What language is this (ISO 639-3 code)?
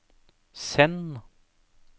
nor